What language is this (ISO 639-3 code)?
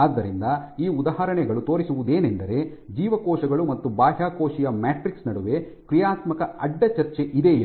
kan